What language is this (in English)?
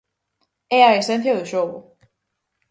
Galician